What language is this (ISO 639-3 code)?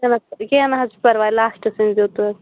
kas